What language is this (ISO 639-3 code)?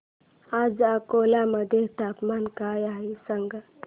mar